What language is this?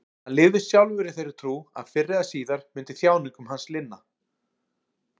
Icelandic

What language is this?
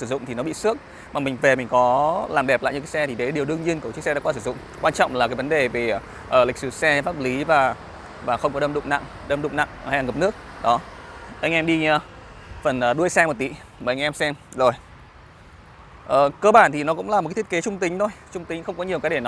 Vietnamese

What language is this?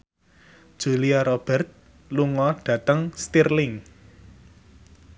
Javanese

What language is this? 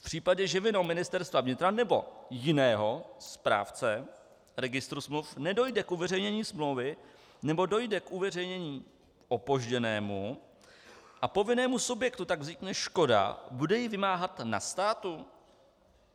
Czech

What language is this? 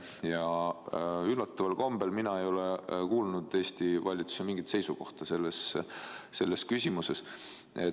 Estonian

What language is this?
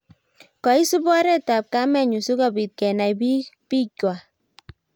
Kalenjin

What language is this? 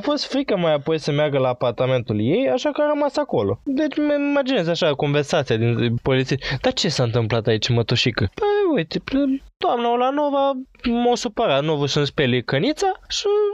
Romanian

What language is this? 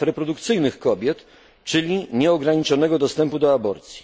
Polish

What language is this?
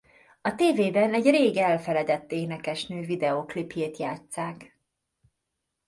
Hungarian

